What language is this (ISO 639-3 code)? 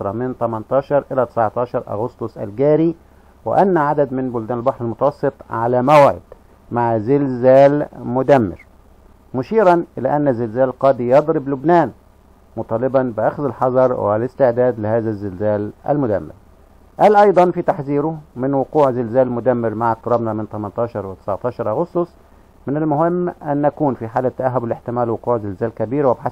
ara